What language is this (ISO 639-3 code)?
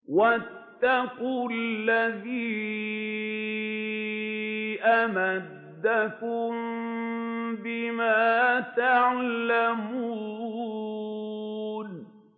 ara